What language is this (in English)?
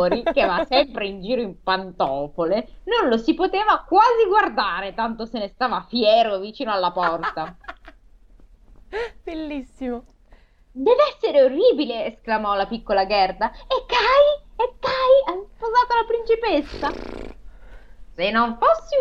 Italian